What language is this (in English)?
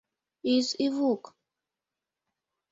Mari